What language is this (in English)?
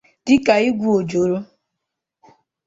Igbo